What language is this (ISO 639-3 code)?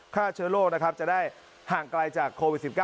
tha